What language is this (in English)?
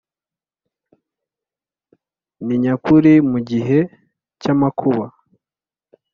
Kinyarwanda